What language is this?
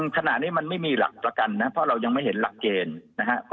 Thai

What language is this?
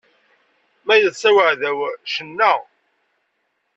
Kabyle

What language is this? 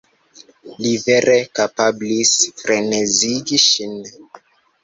Esperanto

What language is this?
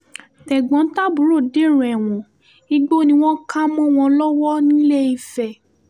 Yoruba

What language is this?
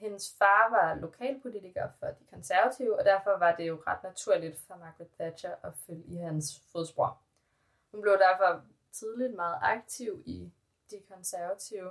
Danish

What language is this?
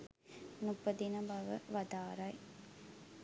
Sinhala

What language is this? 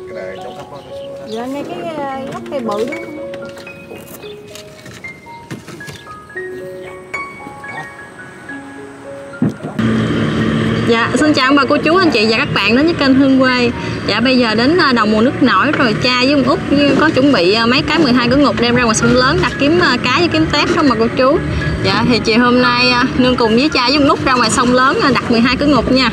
Vietnamese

